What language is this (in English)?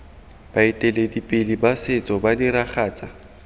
Tswana